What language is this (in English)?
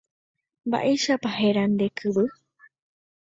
Guarani